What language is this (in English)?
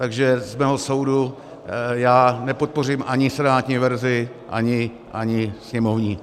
Czech